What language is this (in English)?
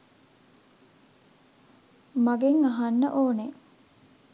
Sinhala